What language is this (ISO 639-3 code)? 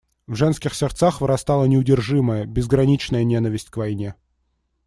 rus